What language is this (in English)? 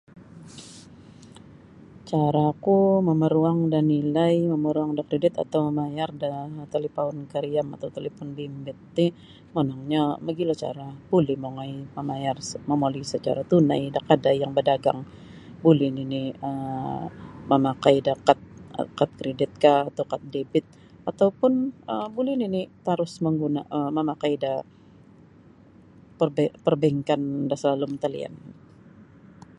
Sabah Bisaya